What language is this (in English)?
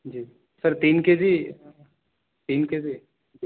Urdu